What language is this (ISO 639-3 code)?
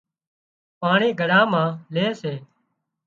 kxp